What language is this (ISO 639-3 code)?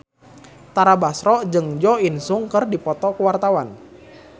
sun